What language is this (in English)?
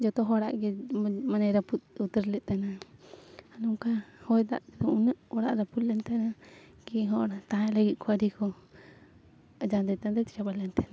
Santali